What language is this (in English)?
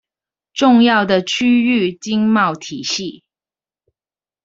Chinese